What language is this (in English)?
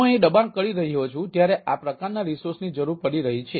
Gujarati